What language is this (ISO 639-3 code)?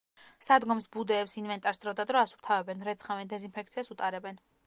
kat